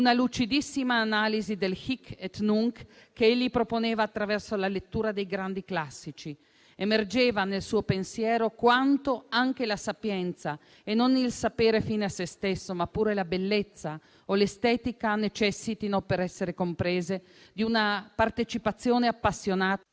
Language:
Italian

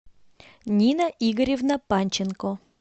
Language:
Russian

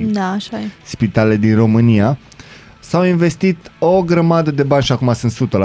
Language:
Romanian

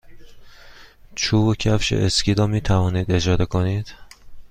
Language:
Persian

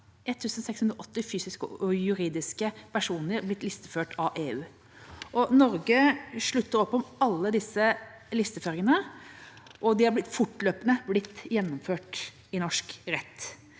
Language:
Norwegian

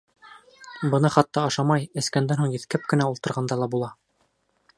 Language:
Bashkir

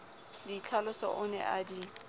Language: Southern Sotho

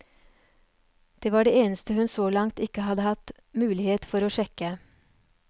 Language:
Norwegian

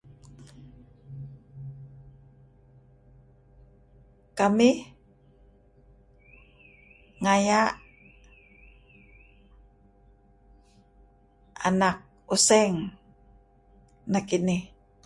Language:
Kelabit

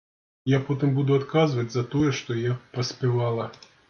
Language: Belarusian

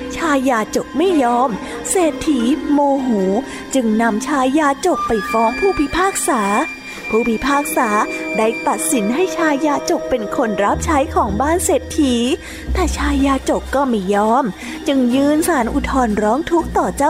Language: Thai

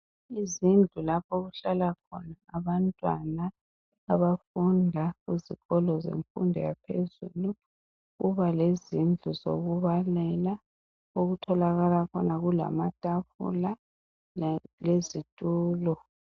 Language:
North Ndebele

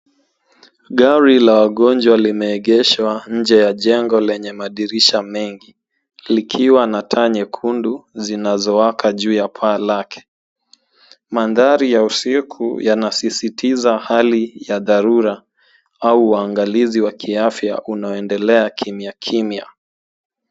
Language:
Swahili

